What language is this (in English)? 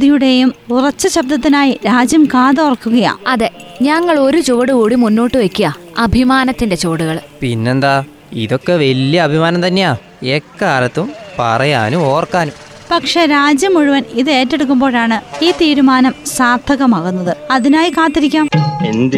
Malayalam